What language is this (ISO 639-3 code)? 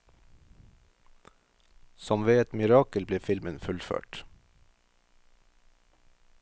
nor